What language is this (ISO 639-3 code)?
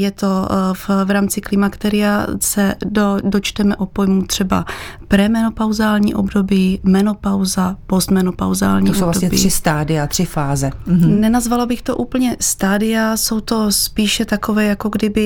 ces